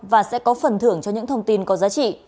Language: Vietnamese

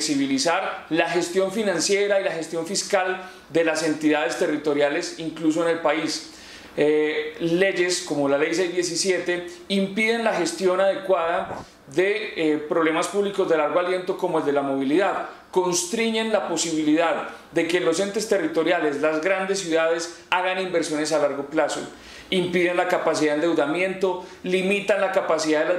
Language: Spanish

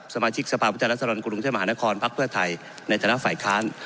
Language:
Thai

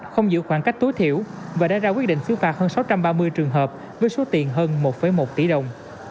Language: Vietnamese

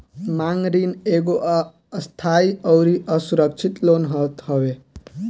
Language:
Bhojpuri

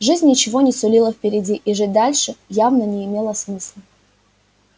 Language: Russian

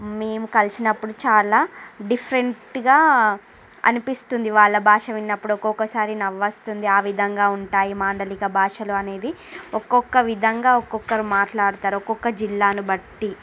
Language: Telugu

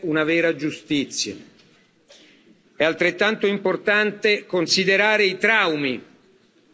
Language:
Italian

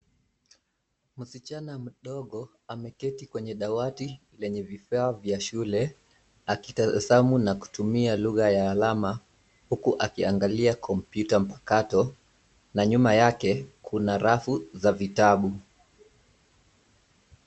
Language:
Swahili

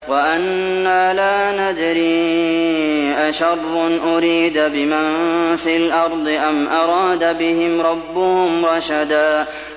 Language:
Arabic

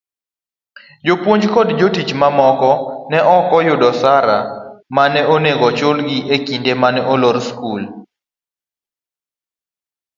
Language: Luo (Kenya and Tanzania)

